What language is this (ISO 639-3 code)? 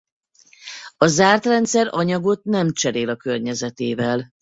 hun